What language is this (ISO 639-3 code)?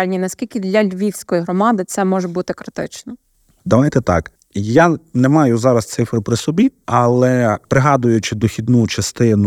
ukr